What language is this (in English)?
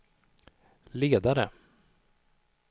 Swedish